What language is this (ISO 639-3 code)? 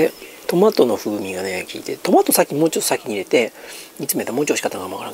jpn